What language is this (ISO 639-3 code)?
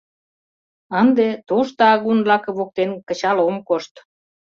chm